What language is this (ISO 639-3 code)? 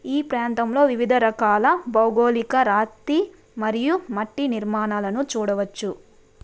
tel